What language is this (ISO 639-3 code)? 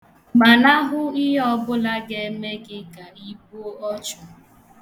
ibo